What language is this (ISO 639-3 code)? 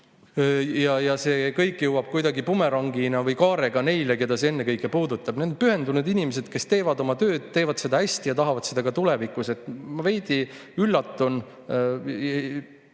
est